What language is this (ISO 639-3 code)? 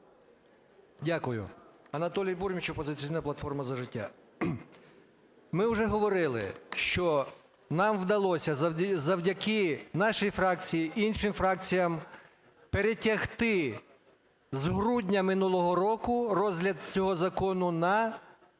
ukr